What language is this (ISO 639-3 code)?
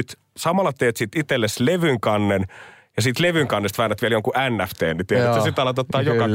fin